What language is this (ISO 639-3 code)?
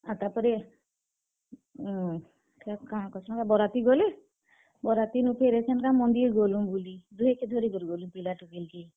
ori